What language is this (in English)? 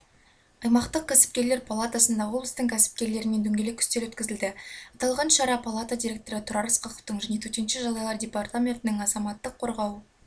Kazakh